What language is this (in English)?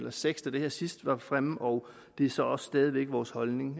Danish